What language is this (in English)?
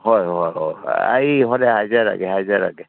Manipuri